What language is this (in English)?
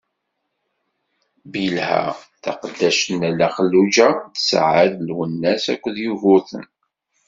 Kabyle